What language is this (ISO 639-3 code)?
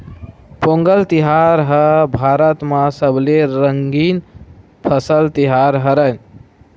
hne